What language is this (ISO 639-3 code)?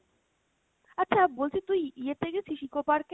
ben